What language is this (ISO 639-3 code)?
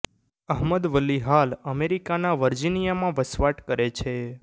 guj